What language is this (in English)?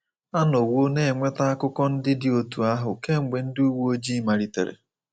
Igbo